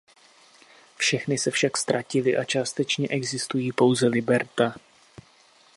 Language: Czech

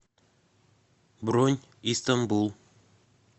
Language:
Russian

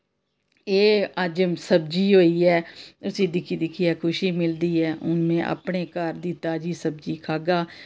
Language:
Dogri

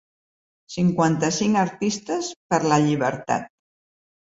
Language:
Catalan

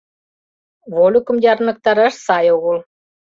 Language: Mari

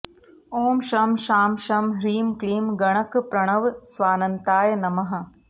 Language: Sanskrit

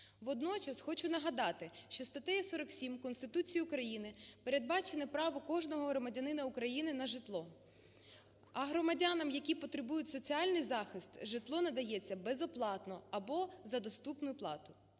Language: Ukrainian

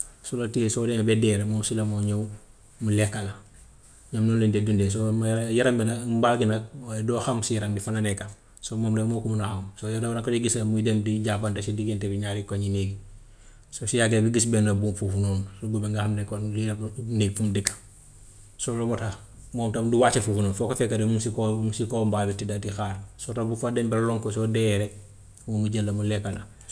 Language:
Gambian Wolof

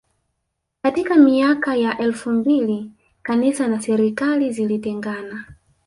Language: Swahili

